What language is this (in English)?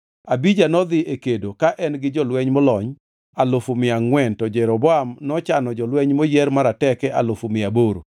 Luo (Kenya and Tanzania)